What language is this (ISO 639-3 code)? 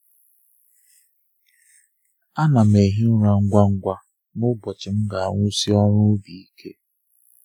ibo